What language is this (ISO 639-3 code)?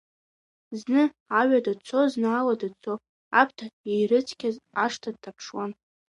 abk